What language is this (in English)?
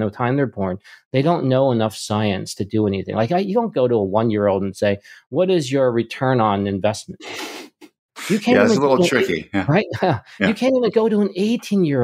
English